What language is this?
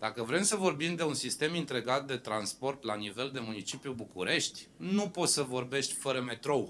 Romanian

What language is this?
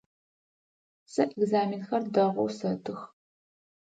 Adyghe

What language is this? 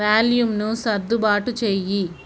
Telugu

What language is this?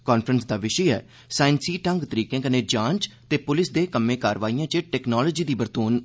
Dogri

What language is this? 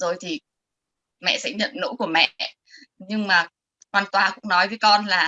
Vietnamese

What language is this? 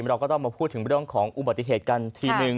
Thai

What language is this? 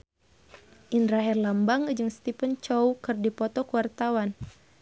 Sundanese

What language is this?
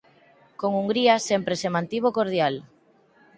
Galician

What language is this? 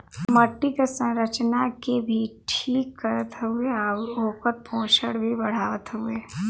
Bhojpuri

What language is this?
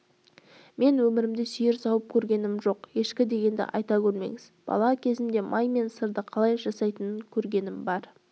Kazakh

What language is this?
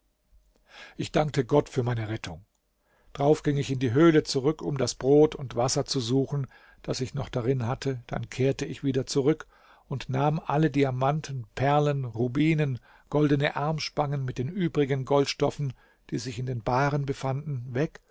German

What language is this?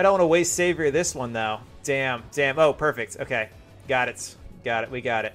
English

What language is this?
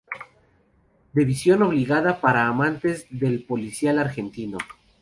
Spanish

